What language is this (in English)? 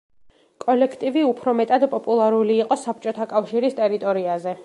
Georgian